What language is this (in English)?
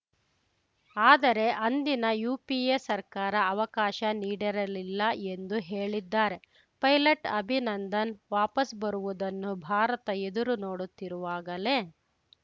Kannada